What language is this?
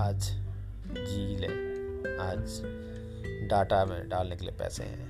Hindi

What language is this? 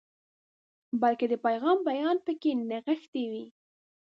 Pashto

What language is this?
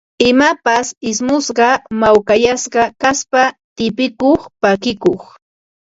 Ambo-Pasco Quechua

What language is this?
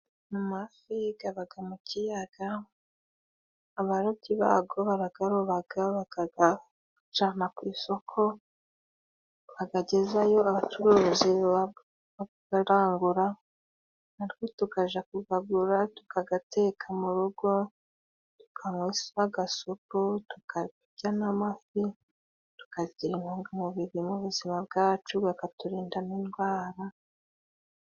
Kinyarwanda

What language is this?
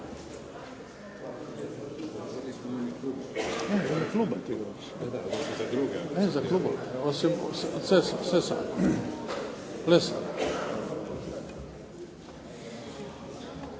Croatian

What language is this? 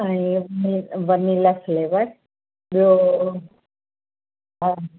Sindhi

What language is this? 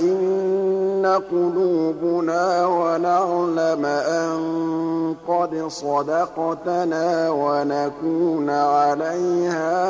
Arabic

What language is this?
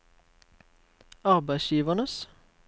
Norwegian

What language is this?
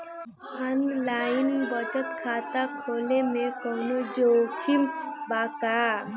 Bhojpuri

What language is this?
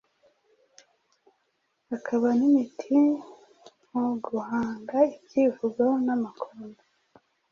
Kinyarwanda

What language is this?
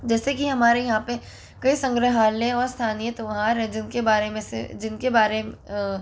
Hindi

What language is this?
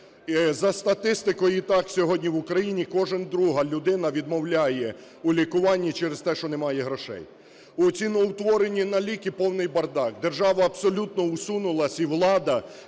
Ukrainian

